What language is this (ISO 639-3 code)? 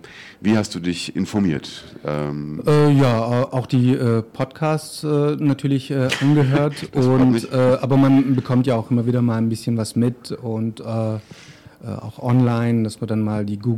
deu